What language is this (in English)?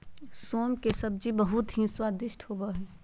Magahi